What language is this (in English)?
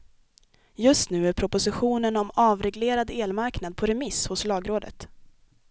Swedish